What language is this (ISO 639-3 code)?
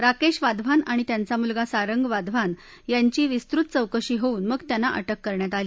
mar